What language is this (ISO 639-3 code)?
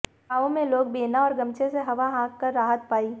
hin